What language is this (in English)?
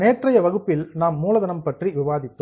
Tamil